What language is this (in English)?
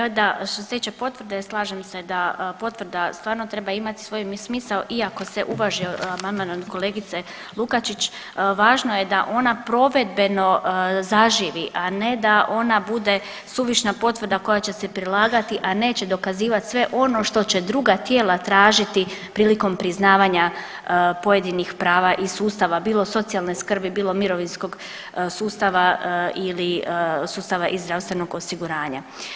Croatian